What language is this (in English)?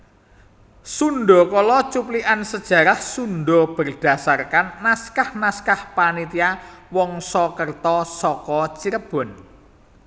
Javanese